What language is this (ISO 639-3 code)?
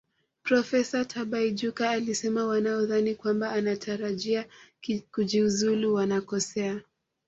swa